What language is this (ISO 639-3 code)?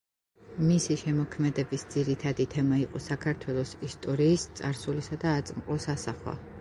kat